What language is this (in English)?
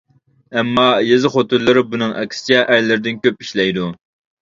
Uyghur